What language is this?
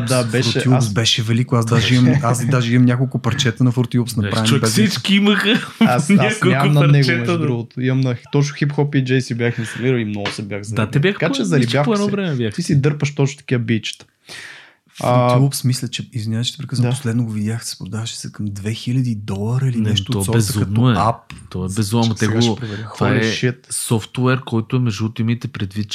Bulgarian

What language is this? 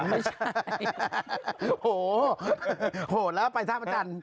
Thai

